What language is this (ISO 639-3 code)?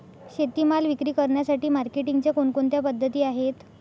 mar